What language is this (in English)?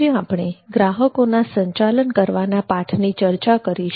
Gujarati